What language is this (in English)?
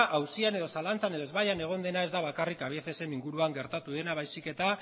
Basque